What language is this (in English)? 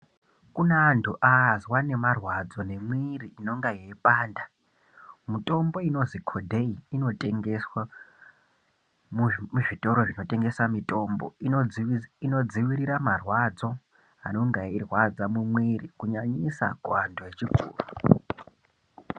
Ndau